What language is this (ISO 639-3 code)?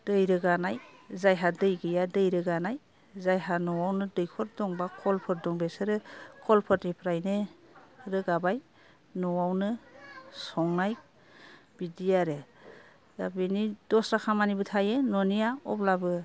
brx